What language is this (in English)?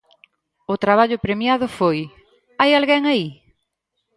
Galician